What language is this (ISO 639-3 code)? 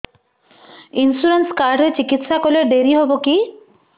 ori